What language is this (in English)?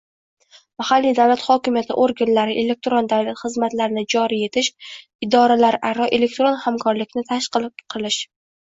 Uzbek